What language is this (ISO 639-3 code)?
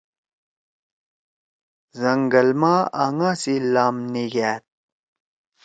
trw